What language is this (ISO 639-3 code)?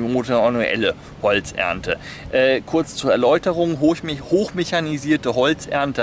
deu